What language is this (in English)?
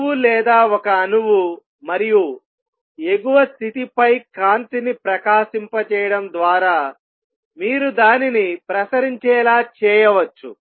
Telugu